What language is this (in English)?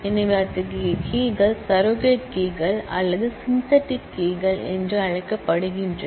Tamil